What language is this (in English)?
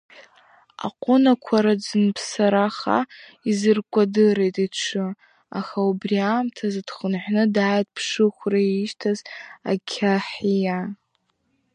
Abkhazian